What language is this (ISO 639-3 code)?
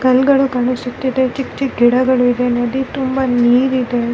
kan